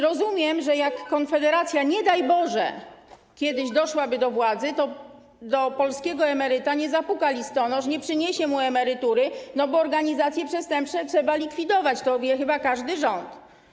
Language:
Polish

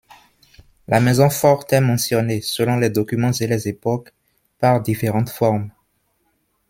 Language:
French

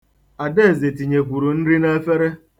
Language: Igbo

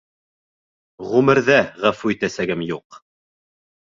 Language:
Bashkir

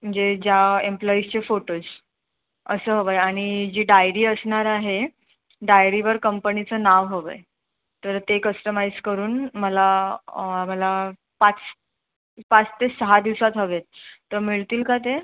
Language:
Marathi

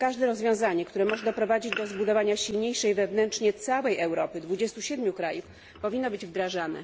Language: Polish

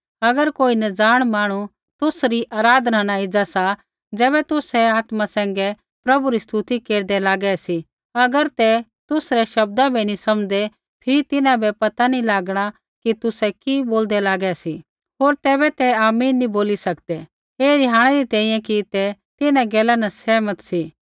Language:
Kullu Pahari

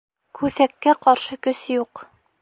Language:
Bashkir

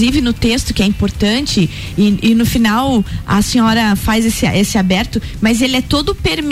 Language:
Portuguese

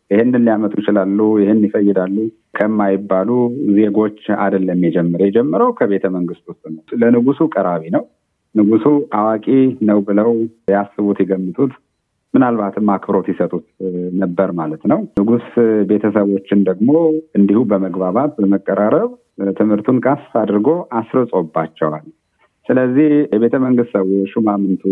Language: Amharic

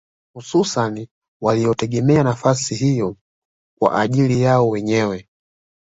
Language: Swahili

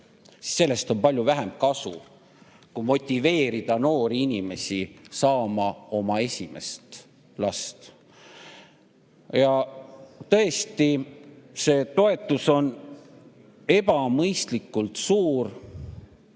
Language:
Estonian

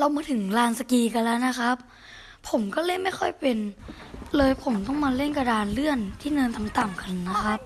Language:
Thai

